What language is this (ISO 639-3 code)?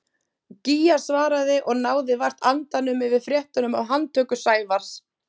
isl